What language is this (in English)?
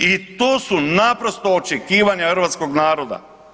Croatian